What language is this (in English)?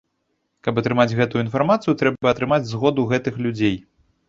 Belarusian